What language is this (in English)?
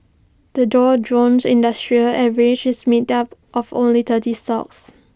English